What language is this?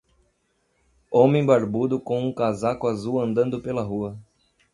Portuguese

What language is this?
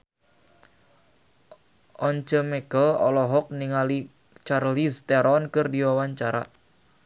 Sundanese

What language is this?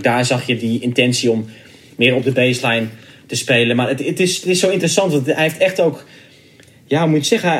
Dutch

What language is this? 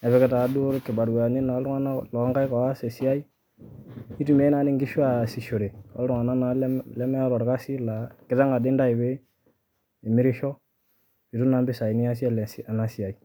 Masai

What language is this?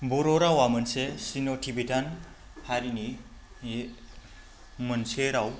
Bodo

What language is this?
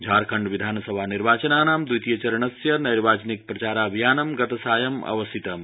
Sanskrit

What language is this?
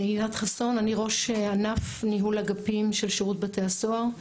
Hebrew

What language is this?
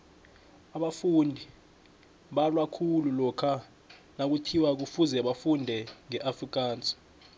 South Ndebele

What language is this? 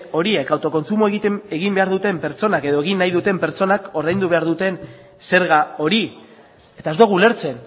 Basque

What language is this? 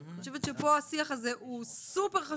Hebrew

